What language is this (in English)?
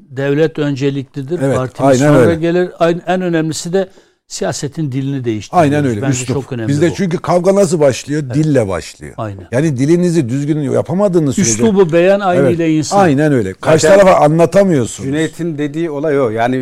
Turkish